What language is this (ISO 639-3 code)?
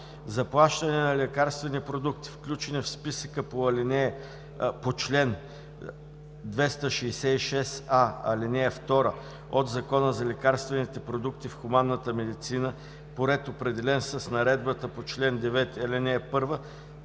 bul